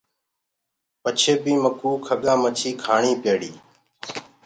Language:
Gurgula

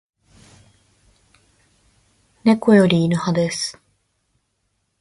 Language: Japanese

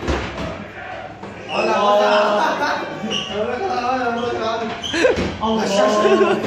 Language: Arabic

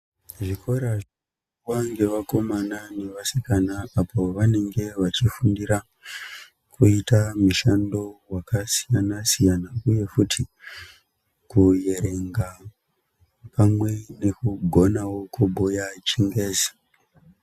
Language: Ndau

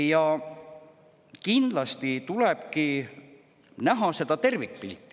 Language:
Estonian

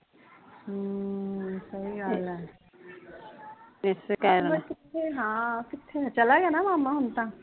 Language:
Punjabi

